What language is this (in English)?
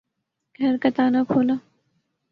Urdu